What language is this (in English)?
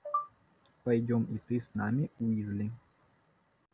Russian